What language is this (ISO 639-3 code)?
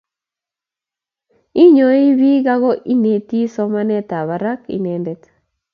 kln